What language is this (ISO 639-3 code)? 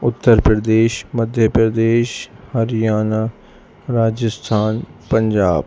urd